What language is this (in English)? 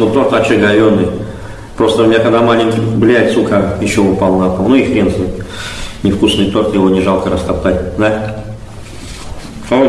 Russian